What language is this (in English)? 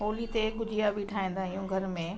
Sindhi